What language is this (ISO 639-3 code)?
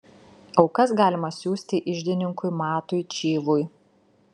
lit